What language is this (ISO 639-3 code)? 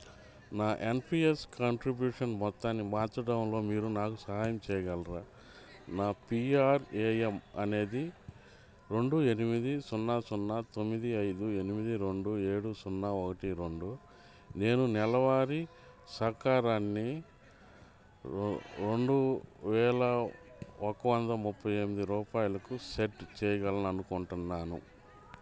tel